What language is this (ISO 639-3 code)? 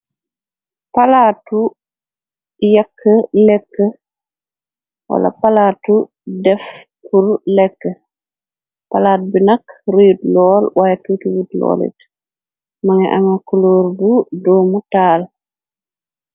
wol